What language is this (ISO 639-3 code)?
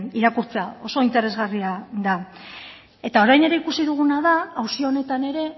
eus